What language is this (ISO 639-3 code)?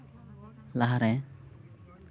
sat